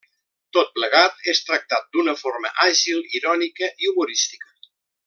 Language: Catalan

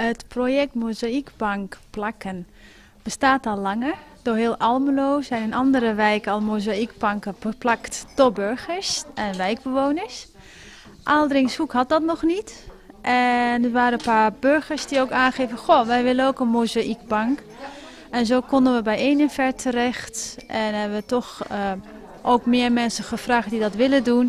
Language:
Dutch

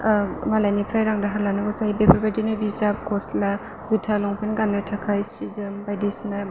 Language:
Bodo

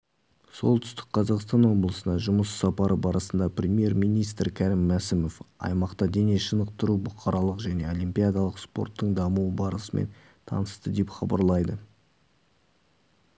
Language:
Kazakh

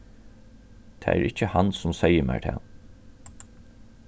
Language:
Faroese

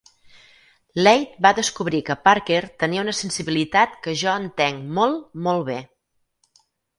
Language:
Catalan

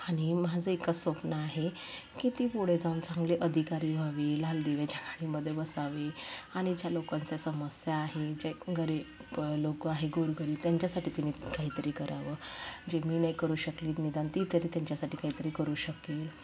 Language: Marathi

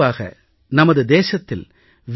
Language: Tamil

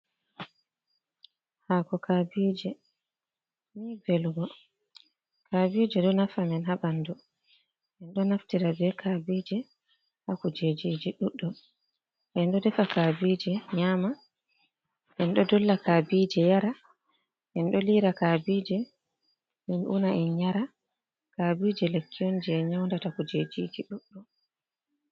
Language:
Fula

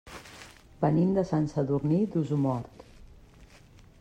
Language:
Catalan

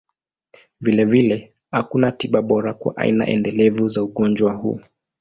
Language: Swahili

